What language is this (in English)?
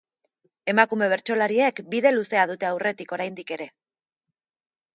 Basque